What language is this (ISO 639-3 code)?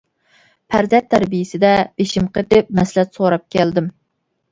uig